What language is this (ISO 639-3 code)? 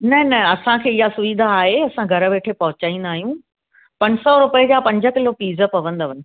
snd